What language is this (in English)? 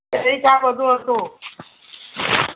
Gujarati